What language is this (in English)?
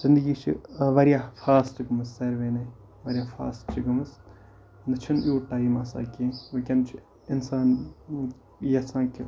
Kashmiri